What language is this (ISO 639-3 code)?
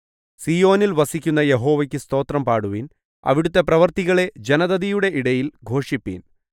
mal